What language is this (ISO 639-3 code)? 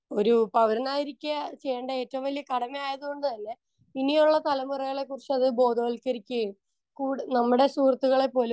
mal